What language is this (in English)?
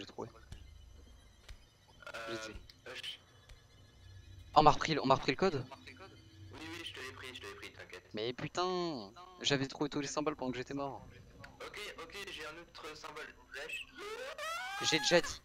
French